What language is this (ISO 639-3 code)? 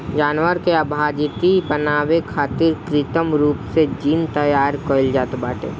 bho